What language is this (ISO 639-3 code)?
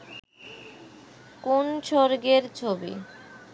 ben